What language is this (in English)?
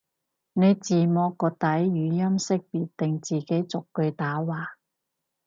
Cantonese